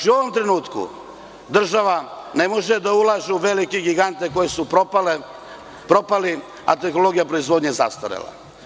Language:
Serbian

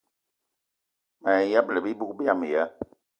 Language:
Eton (Cameroon)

